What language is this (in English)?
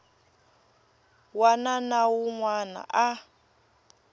Tsonga